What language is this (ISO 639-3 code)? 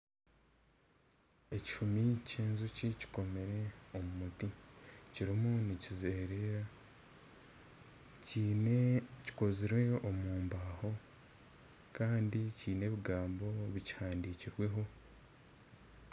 nyn